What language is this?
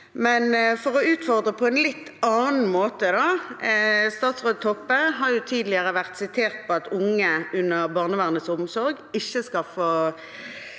Norwegian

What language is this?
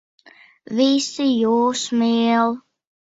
Latvian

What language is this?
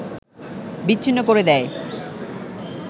Bangla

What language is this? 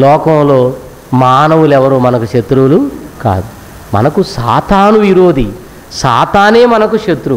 Hindi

